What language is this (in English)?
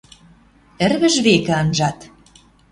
Western Mari